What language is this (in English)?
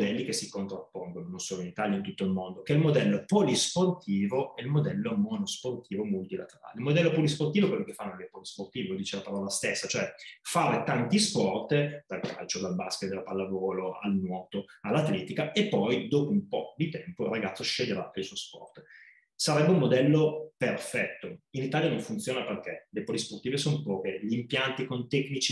Italian